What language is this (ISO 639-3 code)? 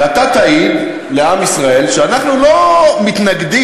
heb